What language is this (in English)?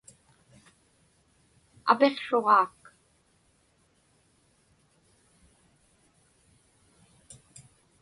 Inupiaq